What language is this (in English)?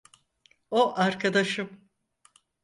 Turkish